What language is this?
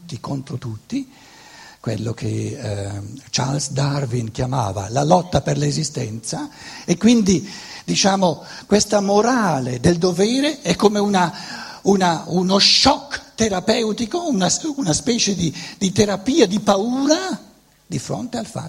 Italian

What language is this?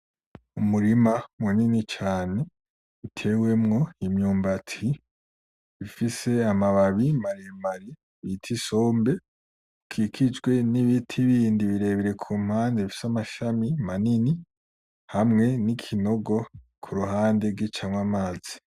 Rundi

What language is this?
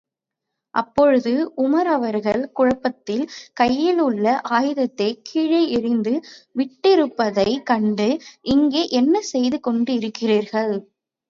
Tamil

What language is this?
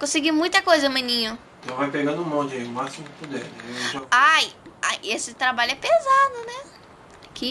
Portuguese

